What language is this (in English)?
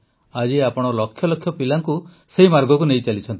Odia